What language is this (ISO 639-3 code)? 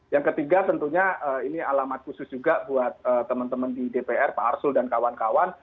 ind